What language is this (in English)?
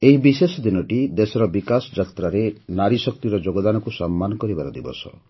Odia